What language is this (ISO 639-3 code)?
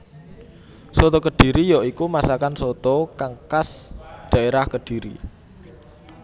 jav